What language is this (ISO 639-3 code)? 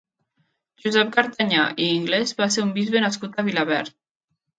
cat